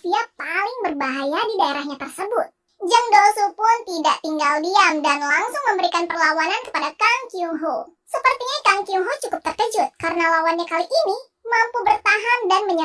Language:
Indonesian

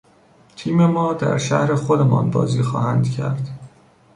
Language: Persian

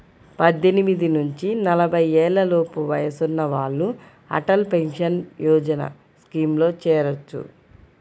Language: Telugu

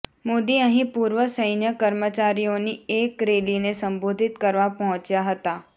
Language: Gujarati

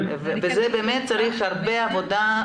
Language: Hebrew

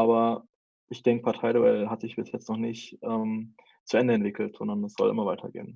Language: German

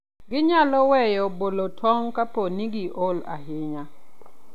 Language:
Luo (Kenya and Tanzania)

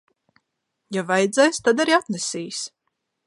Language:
Latvian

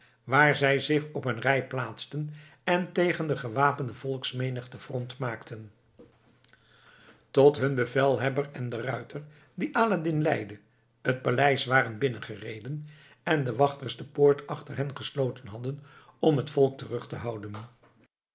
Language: Dutch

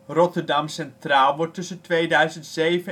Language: Dutch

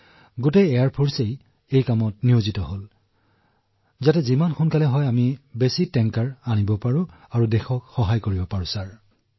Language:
Assamese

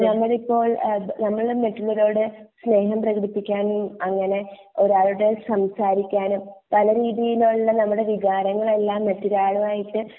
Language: Malayalam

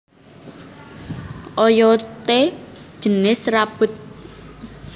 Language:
Javanese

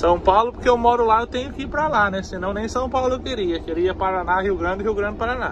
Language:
Portuguese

